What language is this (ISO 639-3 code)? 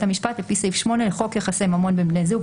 heb